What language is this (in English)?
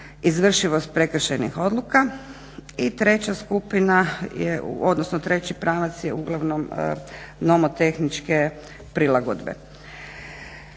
Croatian